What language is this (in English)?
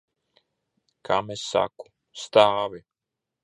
Latvian